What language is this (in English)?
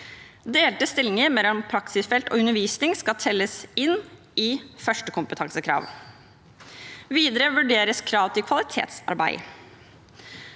Norwegian